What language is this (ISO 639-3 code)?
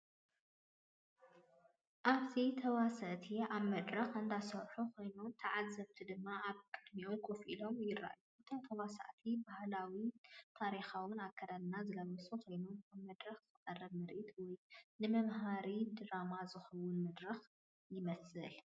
tir